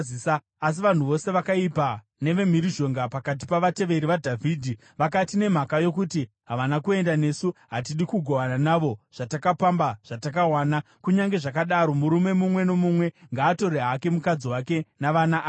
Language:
Shona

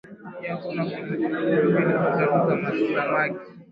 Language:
Swahili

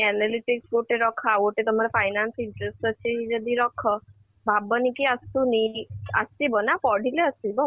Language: Odia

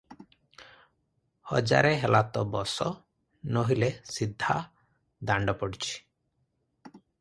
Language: Odia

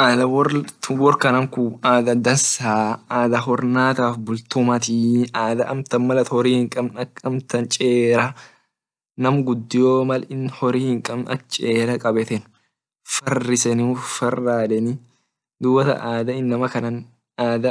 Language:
Orma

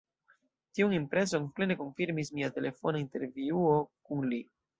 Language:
Esperanto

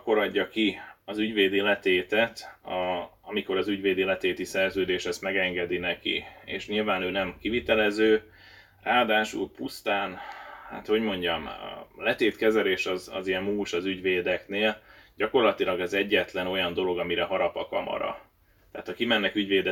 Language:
Hungarian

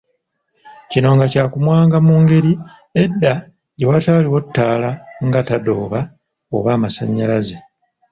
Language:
Ganda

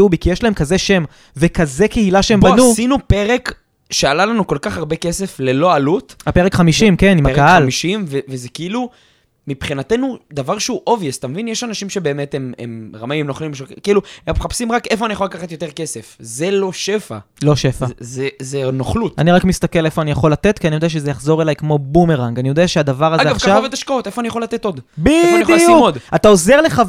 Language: Hebrew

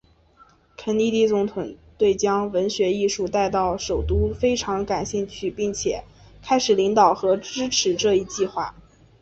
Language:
Chinese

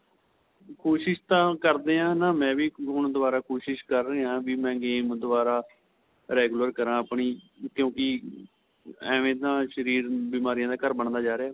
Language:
Punjabi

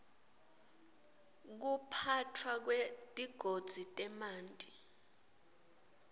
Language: Swati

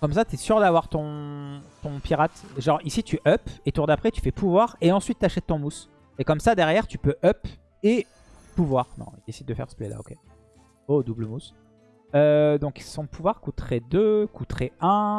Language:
French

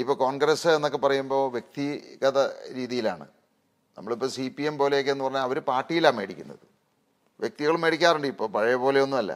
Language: Malayalam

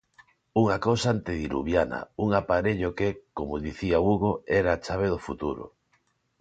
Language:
Galician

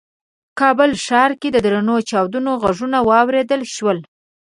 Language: Pashto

